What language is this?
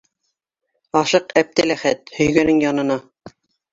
Bashkir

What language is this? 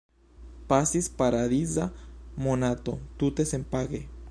Esperanto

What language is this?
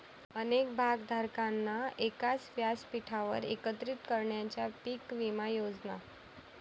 Marathi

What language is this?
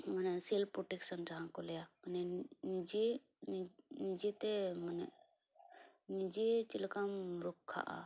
Santali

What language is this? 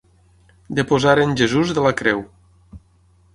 Catalan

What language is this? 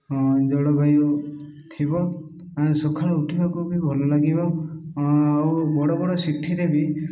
Odia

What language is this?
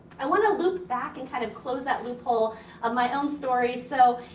English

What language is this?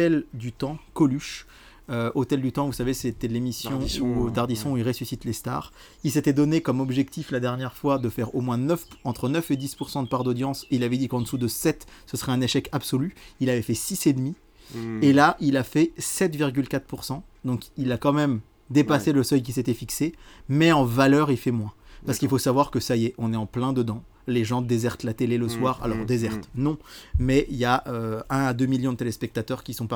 French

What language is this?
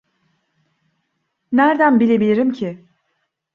Turkish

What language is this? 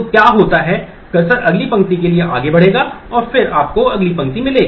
Hindi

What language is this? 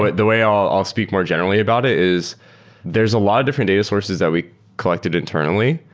English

